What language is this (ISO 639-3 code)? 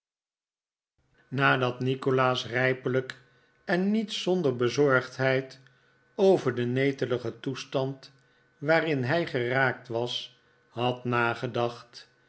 nld